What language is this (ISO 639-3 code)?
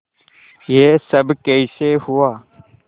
hin